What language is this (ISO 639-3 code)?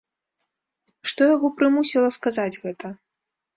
bel